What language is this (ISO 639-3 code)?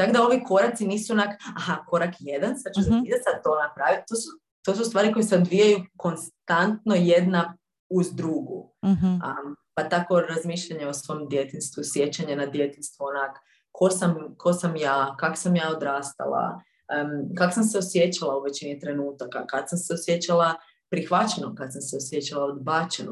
hrv